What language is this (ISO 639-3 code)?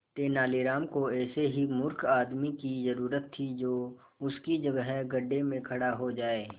hin